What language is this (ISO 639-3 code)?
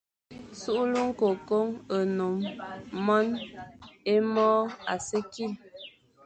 fan